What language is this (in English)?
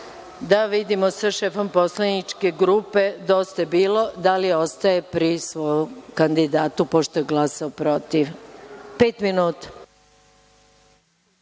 Serbian